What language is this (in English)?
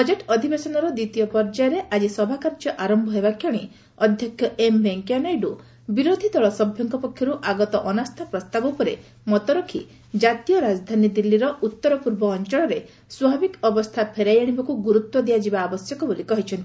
Odia